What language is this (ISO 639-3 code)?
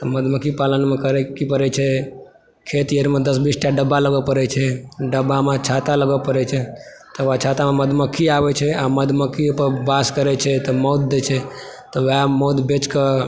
mai